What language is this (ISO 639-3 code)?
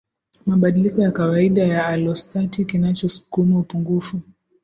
swa